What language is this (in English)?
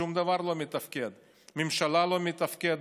Hebrew